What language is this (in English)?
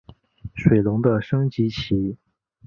Chinese